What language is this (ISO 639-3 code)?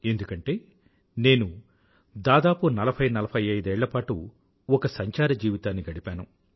tel